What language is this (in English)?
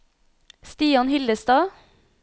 Norwegian